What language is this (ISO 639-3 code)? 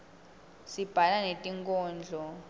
ssw